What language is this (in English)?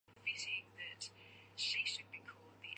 Chinese